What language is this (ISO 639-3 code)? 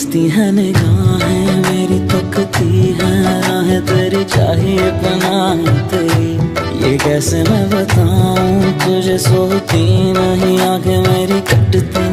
hin